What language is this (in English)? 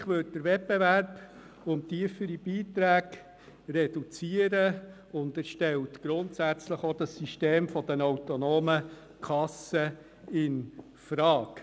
Swiss German